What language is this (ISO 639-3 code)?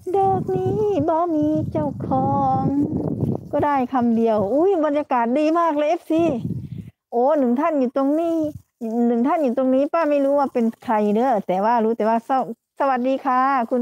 tha